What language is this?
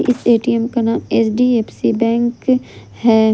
Hindi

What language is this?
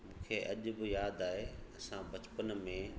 Sindhi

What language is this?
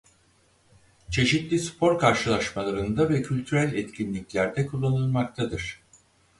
Turkish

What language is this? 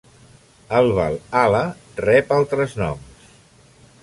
Catalan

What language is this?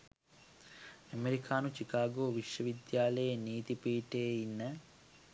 Sinhala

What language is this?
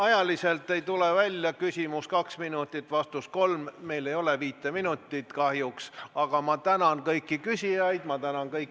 Estonian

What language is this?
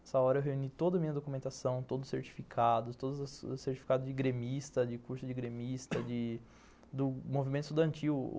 Portuguese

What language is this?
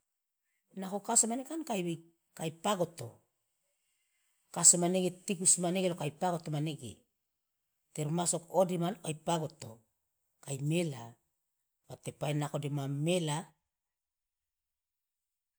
Loloda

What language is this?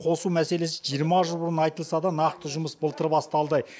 Kazakh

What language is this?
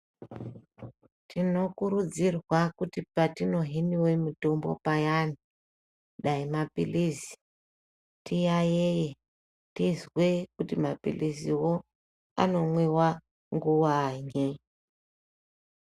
Ndau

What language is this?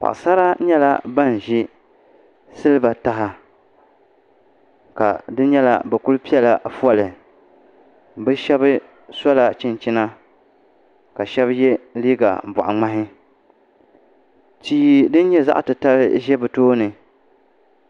Dagbani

